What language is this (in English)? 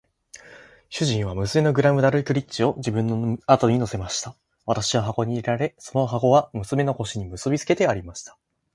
Japanese